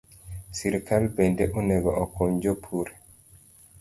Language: Luo (Kenya and Tanzania)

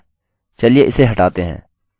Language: Hindi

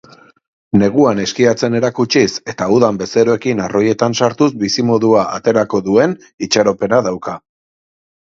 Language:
Basque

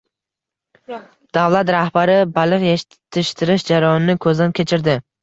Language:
Uzbek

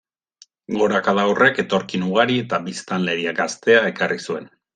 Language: Basque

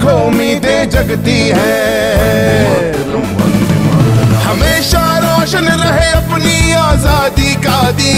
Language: Portuguese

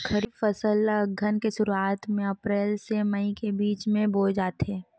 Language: Chhattisgarhi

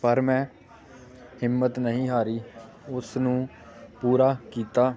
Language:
Punjabi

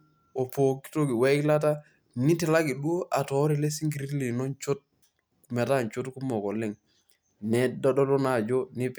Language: Masai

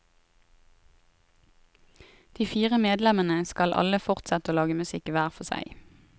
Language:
Norwegian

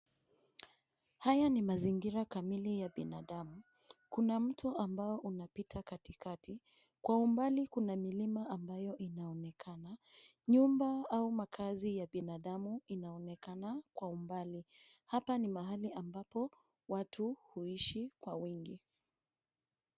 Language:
Swahili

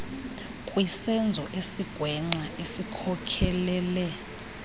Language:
Xhosa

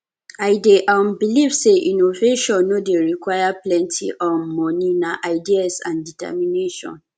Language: Nigerian Pidgin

